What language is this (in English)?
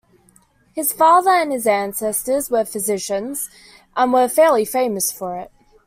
English